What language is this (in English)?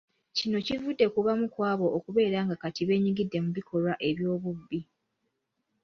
Ganda